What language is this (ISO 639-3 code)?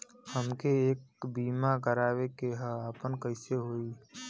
bho